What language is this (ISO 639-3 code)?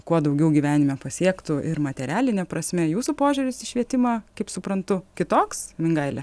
lit